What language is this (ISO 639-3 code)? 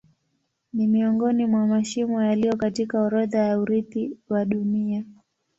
swa